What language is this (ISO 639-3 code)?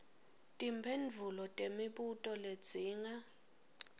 ssw